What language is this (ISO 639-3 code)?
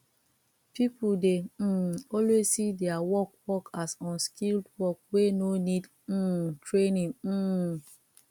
pcm